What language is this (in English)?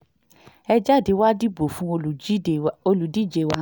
Yoruba